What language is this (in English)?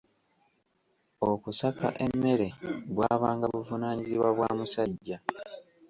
Ganda